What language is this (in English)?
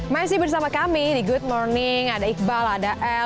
Indonesian